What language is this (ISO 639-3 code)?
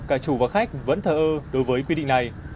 vie